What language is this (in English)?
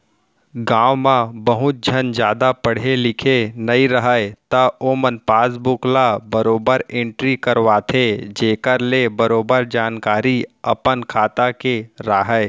Chhattisgarhi